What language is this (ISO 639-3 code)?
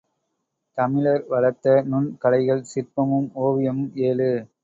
tam